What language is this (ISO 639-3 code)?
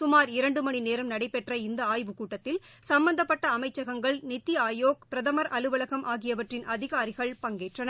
tam